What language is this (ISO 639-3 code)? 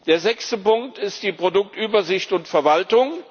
deu